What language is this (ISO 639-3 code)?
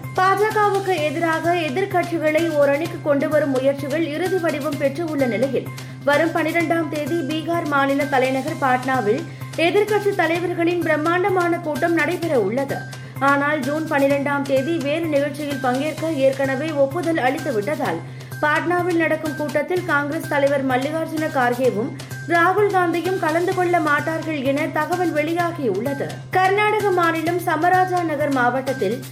tam